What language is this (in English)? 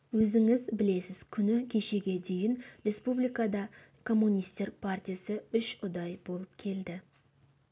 Kazakh